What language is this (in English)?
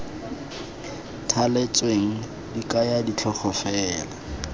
Tswana